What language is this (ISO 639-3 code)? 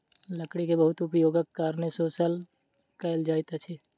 mai